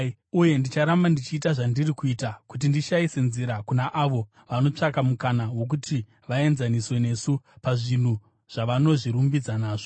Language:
Shona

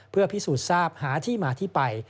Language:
Thai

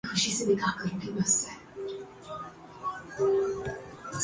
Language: Urdu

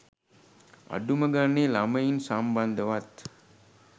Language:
Sinhala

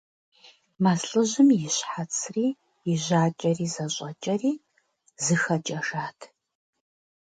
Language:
Kabardian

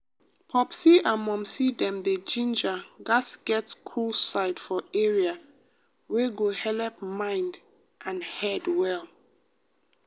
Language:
Nigerian Pidgin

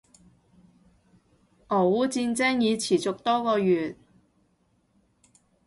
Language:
Cantonese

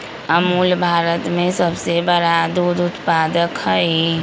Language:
Magahi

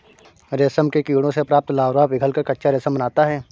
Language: Hindi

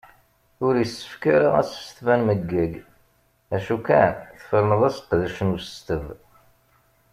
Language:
Kabyle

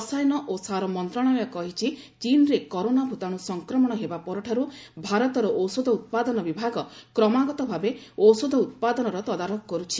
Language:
Odia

